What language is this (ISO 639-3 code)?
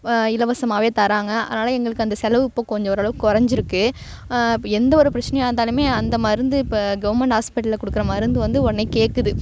tam